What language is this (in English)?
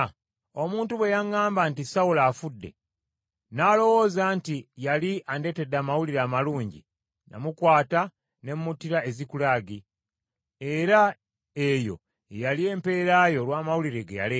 Ganda